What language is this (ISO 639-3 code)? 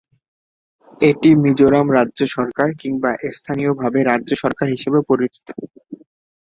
ben